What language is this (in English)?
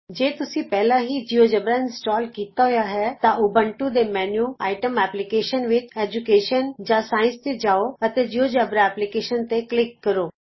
Punjabi